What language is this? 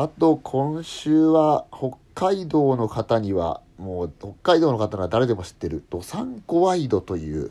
Japanese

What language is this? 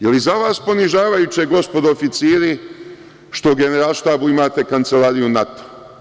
Serbian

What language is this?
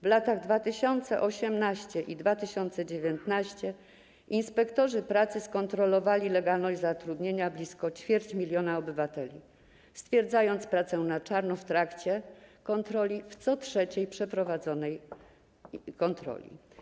Polish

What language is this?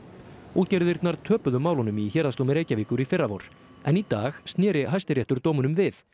Icelandic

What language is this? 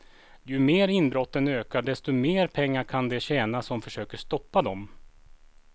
Swedish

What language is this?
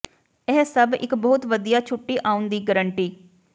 Punjabi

